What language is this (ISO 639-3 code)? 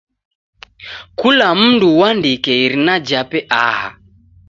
dav